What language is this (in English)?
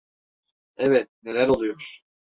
Turkish